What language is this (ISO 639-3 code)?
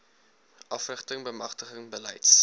afr